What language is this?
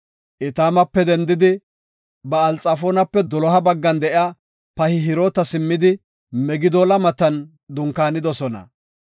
Gofa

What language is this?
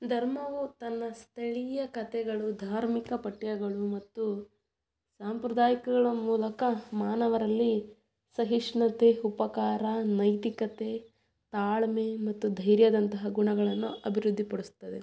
Kannada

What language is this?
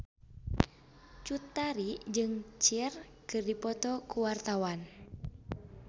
Sundanese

